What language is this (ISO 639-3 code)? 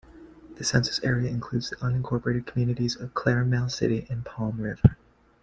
eng